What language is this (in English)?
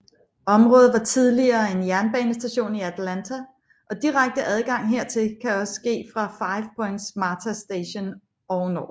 Danish